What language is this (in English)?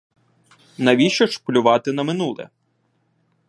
Ukrainian